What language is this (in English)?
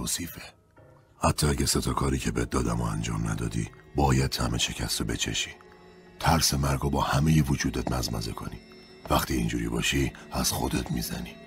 Persian